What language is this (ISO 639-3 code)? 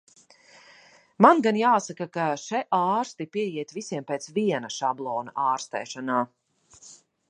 lav